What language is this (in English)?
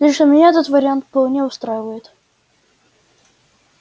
Russian